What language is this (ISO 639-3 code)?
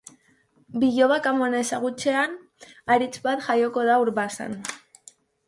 eus